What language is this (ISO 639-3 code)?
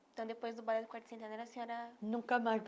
por